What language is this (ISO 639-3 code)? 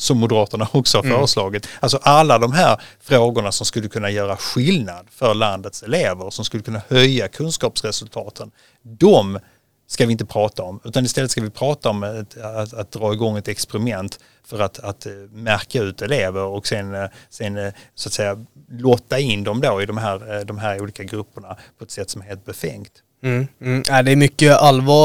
swe